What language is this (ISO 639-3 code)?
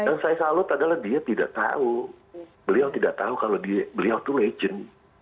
ind